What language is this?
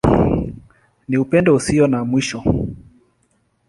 Swahili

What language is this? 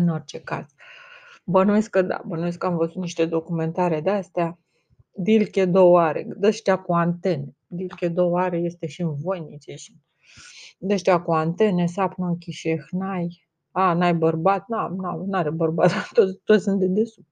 Romanian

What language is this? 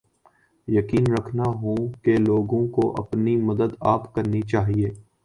Urdu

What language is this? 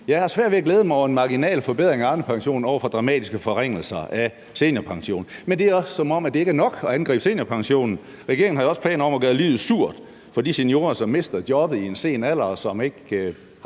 Danish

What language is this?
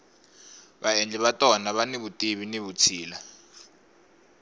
Tsonga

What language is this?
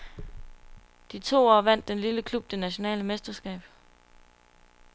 Danish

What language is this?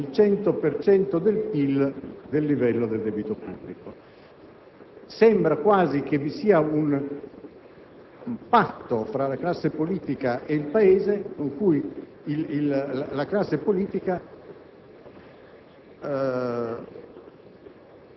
Italian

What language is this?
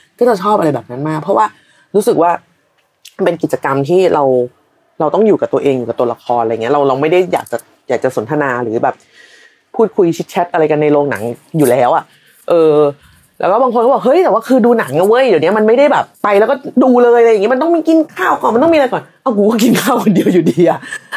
Thai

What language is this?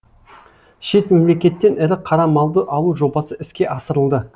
Kazakh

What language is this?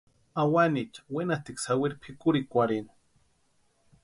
Western Highland Purepecha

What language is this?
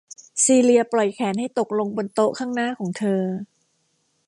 Thai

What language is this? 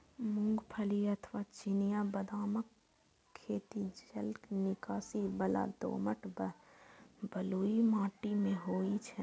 Maithili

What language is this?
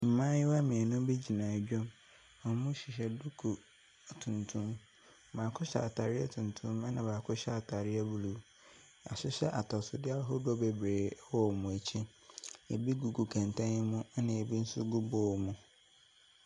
Akan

